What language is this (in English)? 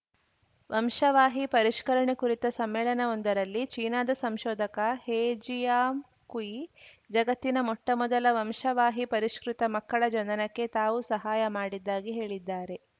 Kannada